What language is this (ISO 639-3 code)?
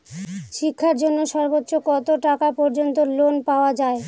ben